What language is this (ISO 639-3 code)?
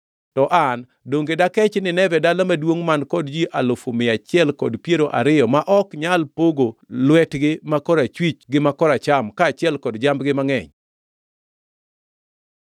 luo